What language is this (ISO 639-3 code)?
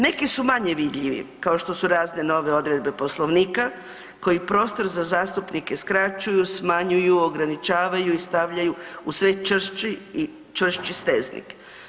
hrv